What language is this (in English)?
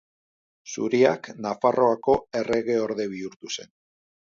Basque